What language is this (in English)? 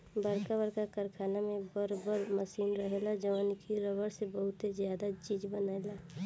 Bhojpuri